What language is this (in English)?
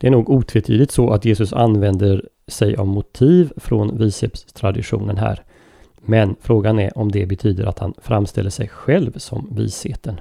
Swedish